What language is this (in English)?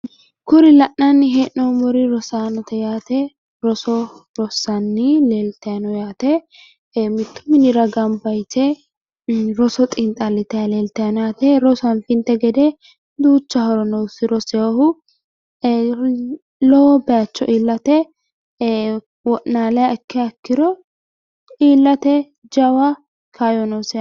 Sidamo